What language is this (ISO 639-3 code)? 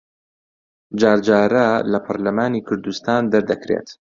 ckb